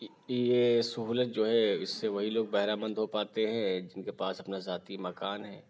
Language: Urdu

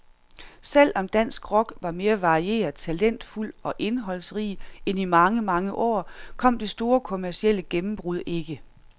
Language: Danish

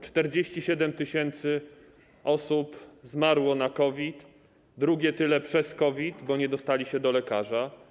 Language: Polish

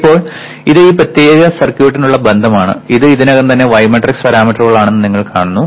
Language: Malayalam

